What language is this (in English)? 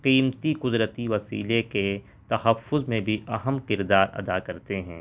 Urdu